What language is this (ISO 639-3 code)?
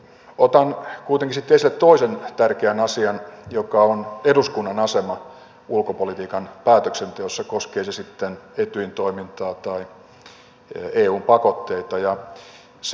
fin